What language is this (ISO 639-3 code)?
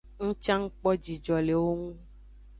ajg